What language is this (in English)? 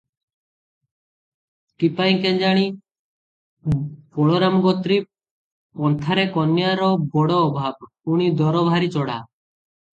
Odia